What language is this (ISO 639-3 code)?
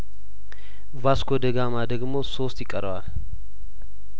amh